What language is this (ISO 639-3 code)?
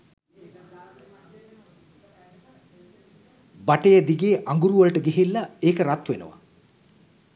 sin